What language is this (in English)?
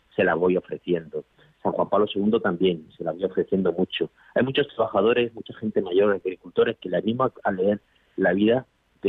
Spanish